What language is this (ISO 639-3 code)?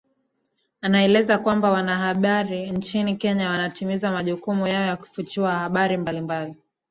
swa